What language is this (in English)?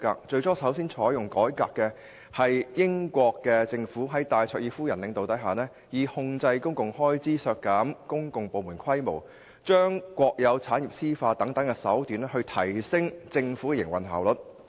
Cantonese